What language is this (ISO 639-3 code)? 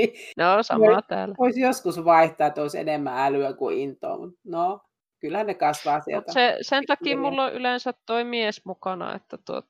fin